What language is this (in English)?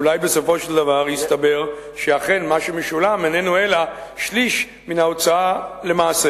Hebrew